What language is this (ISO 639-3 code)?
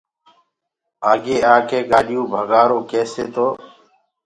ggg